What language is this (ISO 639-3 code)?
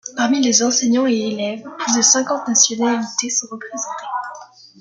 fra